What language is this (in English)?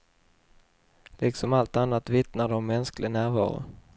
Swedish